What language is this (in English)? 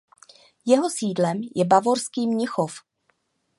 Czech